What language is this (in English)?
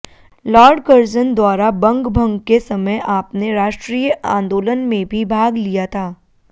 Sanskrit